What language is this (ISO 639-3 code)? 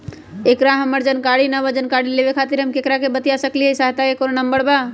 mag